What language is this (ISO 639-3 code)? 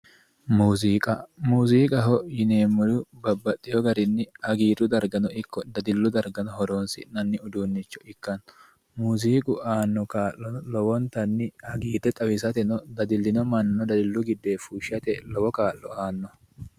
sid